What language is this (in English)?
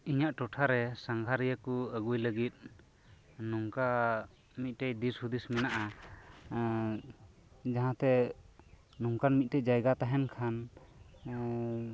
Santali